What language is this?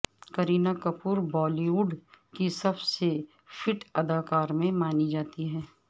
Urdu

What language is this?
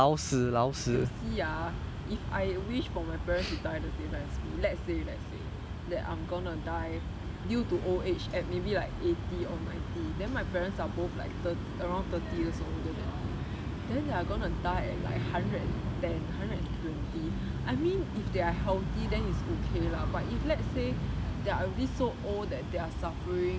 English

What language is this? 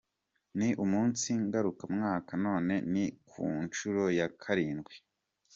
Kinyarwanda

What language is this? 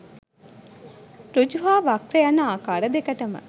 Sinhala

